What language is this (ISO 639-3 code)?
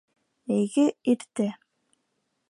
bak